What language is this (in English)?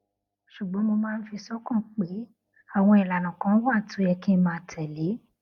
Yoruba